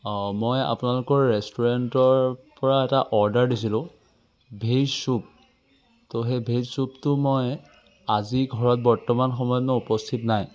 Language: Assamese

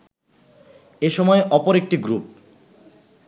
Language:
Bangla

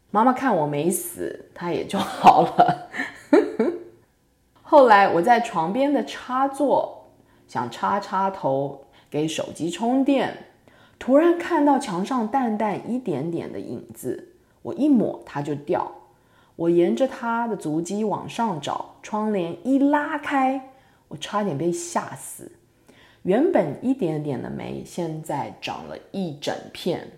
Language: Chinese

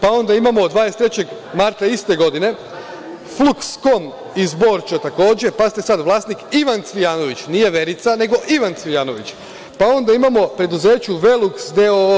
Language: Serbian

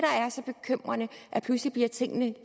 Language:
Danish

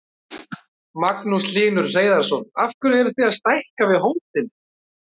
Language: Icelandic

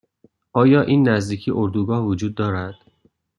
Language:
Persian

